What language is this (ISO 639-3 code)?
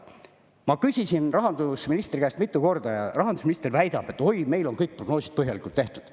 est